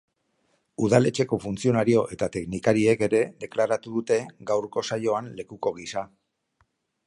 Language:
Basque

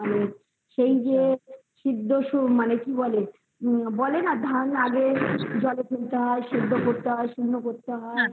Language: Bangla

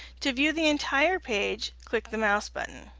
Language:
English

